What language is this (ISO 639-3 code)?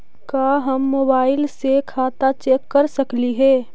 mag